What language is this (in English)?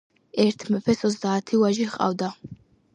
Georgian